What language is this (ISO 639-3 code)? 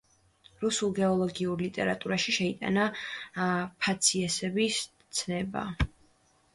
kat